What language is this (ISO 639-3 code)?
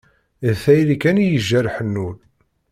kab